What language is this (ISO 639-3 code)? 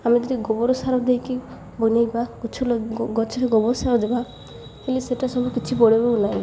ori